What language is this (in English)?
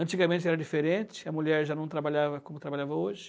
Portuguese